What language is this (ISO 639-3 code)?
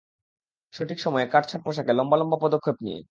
ben